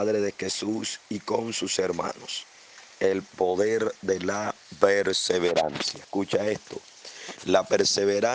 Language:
Spanish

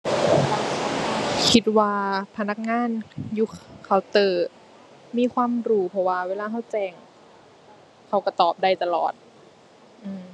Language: Thai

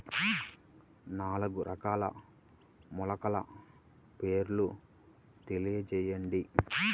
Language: Telugu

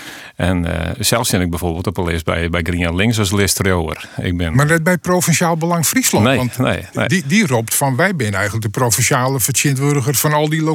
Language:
Dutch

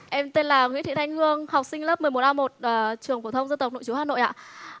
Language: Vietnamese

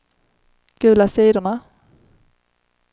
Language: Swedish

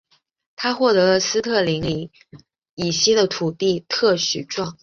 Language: Chinese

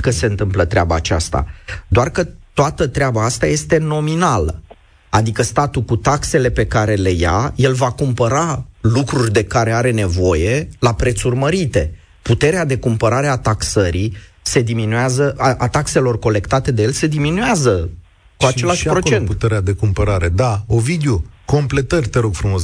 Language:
Romanian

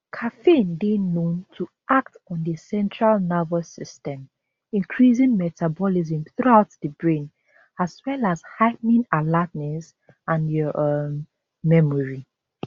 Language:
Nigerian Pidgin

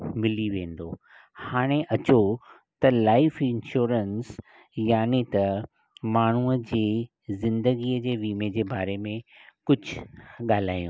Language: Sindhi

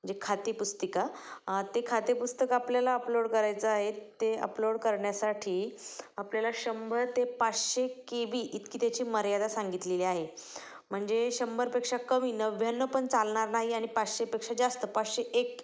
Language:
Marathi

